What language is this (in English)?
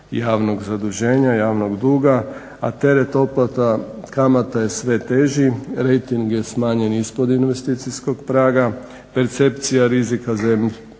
Croatian